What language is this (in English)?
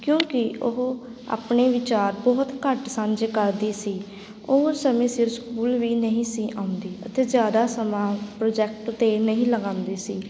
Punjabi